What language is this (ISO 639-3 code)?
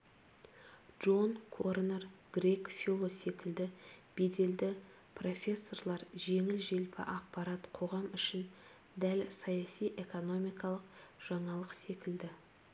kaz